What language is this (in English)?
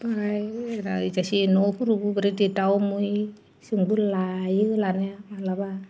Bodo